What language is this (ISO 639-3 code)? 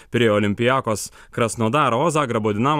lit